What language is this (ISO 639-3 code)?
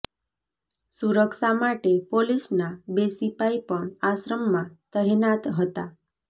guj